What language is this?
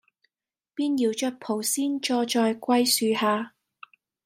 Cantonese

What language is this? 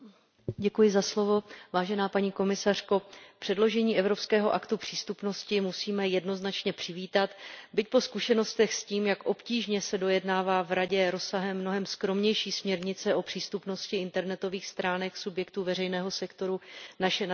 Czech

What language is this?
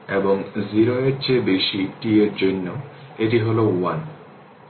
Bangla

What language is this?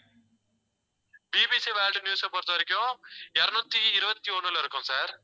Tamil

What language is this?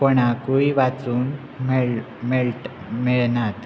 Konkani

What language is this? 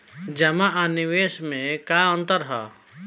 Bhojpuri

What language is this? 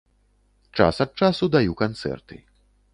Belarusian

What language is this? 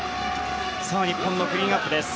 Japanese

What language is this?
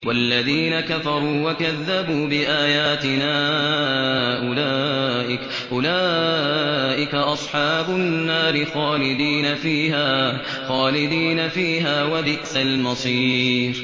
Arabic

